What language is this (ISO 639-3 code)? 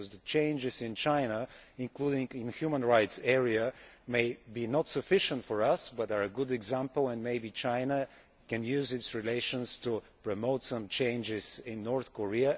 eng